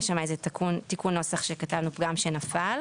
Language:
Hebrew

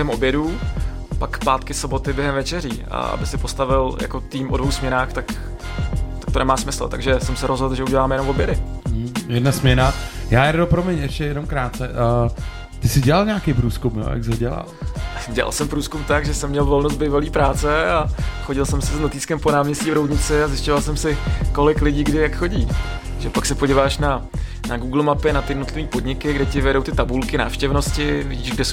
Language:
Czech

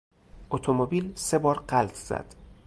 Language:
Persian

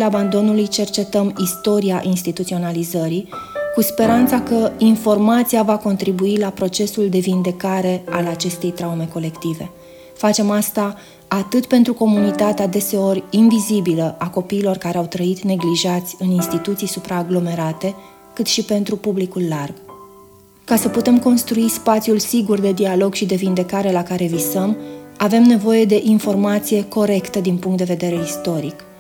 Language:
Romanian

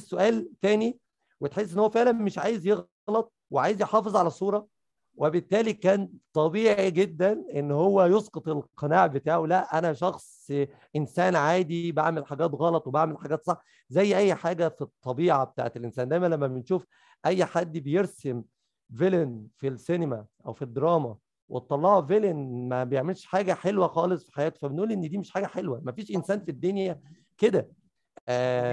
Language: Arabic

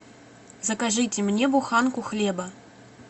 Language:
Russian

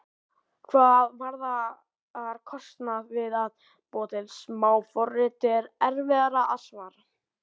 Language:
Icelandic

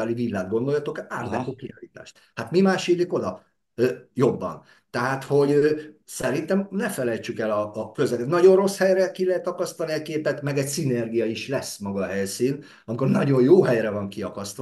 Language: Hungarian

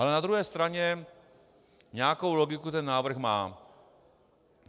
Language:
Czech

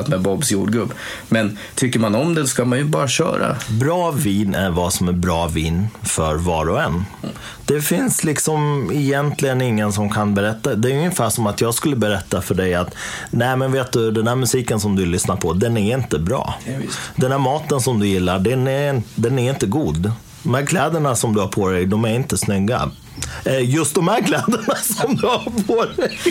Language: Swedish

